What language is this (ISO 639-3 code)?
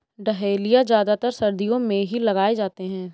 hin